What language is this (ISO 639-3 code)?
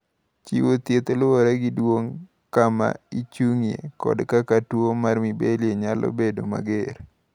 luo